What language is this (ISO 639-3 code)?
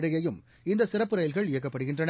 tam